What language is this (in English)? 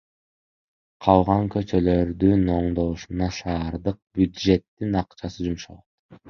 Kyrgyz